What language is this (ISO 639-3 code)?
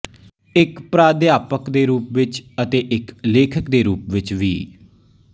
pan